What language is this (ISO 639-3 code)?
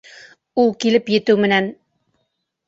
bak